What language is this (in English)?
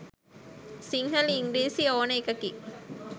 Sinhala